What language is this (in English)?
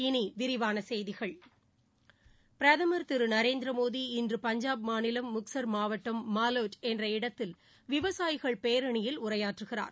Tamil